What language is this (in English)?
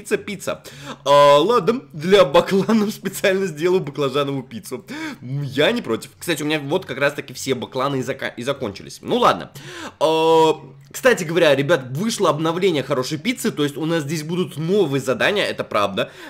Russian